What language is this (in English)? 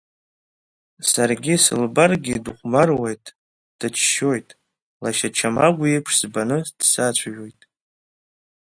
Abkhazian